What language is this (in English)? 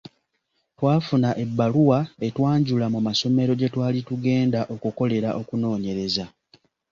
Ganda